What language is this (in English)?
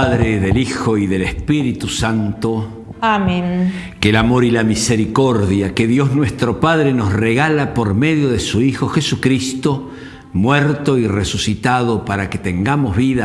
Spanish